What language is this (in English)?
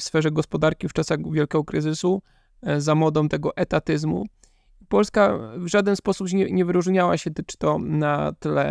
Polish